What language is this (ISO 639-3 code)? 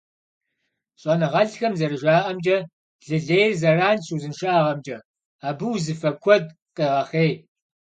kbd